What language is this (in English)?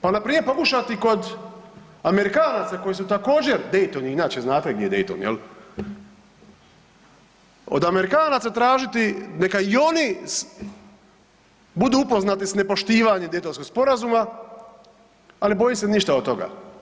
Croatian